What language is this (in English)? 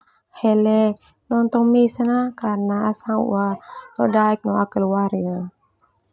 Termanu